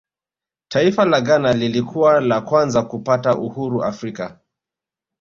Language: Swahili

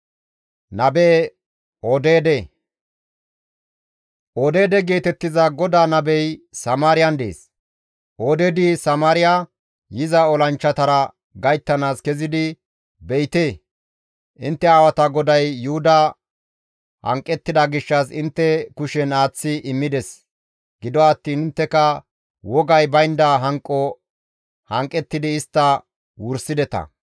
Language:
Gamo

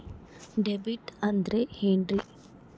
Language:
Kannada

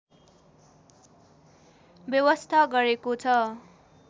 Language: Nepali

